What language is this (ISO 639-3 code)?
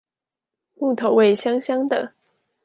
zho